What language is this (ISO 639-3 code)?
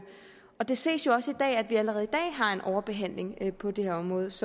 dan